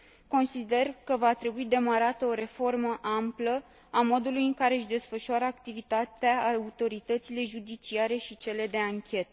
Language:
Romanian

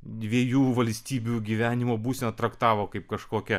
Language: Lithuanian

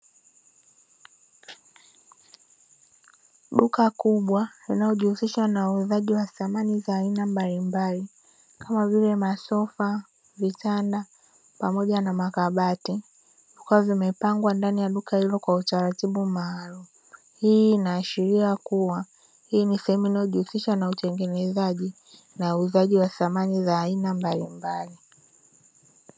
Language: Swahili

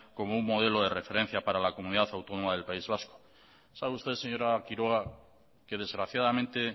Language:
Spanish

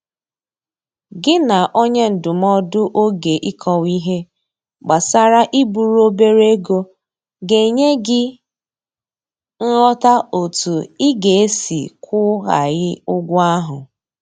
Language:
Igbo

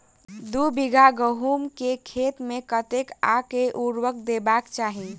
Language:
Maithili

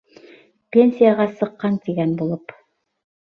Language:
Bashkir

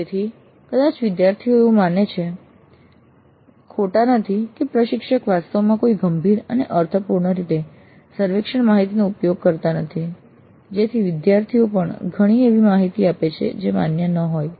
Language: Gujarati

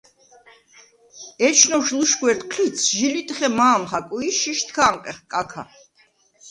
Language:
Svan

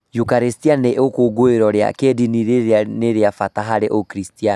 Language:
Kikuyu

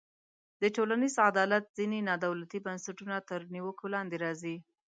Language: Pashto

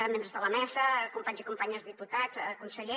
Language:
Catalan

